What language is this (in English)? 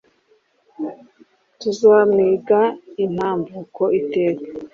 Kinyarwanda